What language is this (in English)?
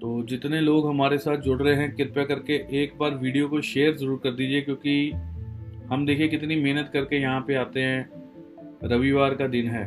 Hindi